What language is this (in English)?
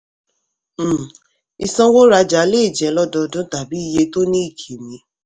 Yoruba